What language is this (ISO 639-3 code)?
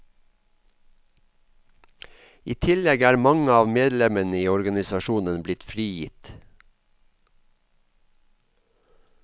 nor